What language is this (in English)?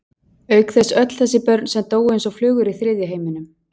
Icelandic